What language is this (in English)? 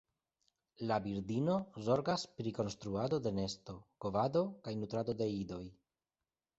Esperanto